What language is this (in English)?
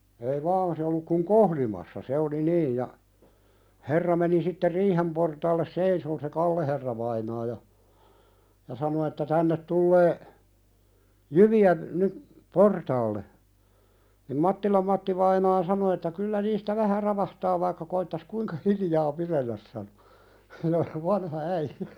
Finnish